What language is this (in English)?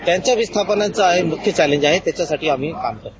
Marathi